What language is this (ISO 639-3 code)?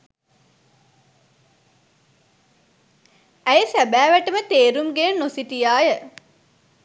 sin